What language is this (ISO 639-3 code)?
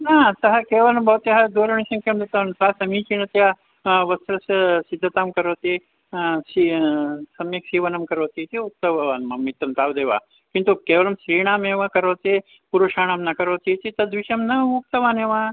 san